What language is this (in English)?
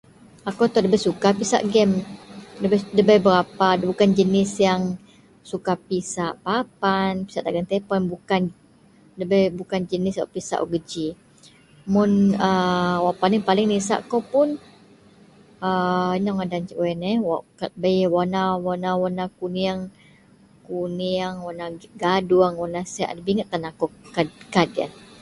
Central Melanau